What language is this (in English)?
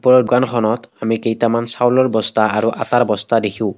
Assamese